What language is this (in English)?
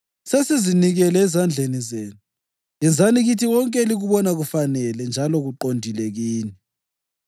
North Ndebele